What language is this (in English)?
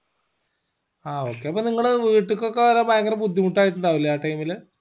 Malayalam